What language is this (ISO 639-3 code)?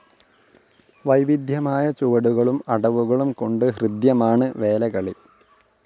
mal